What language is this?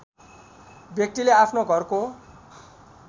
Nepali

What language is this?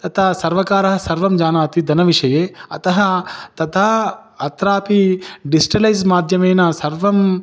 Sanskrit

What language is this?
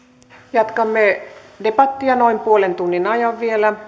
Finnish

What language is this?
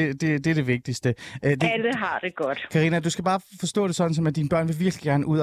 Danish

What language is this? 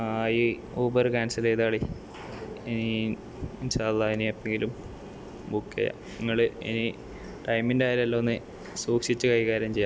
Malayalam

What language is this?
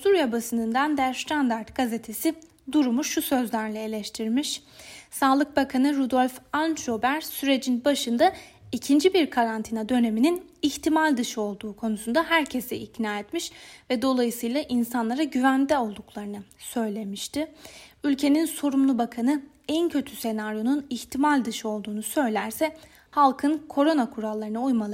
Turkish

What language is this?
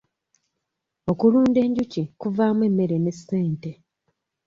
Ganda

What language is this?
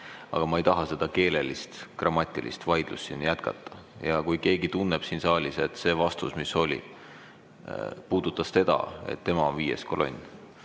Estonian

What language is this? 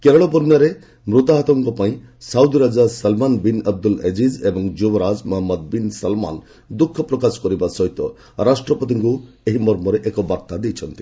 Odia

